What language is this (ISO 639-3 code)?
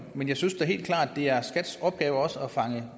dan